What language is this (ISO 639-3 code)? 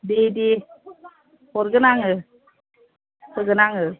brx